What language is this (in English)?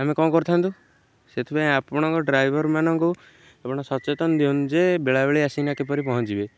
Odia